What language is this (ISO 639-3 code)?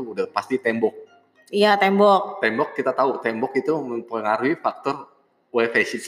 ind